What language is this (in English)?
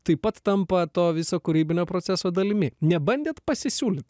Lithuanian